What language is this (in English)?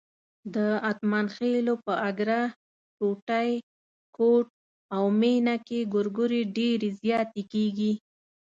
Pashto